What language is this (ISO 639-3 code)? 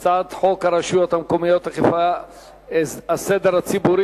heb